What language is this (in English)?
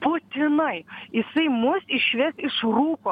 Lithuanian